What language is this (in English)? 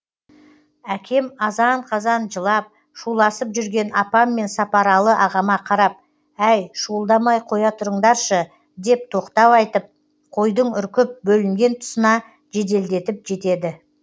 Kazakh